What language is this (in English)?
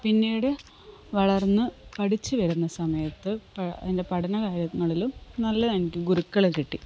Malayalam